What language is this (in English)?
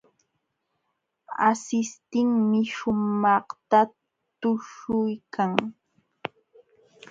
Jauja Wanca Quechua